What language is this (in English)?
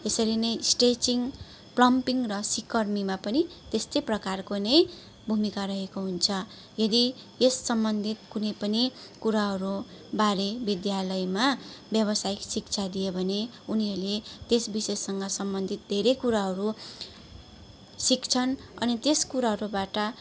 Nepali